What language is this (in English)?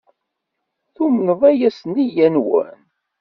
Kabyle